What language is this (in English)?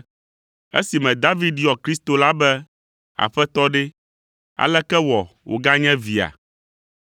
Ewe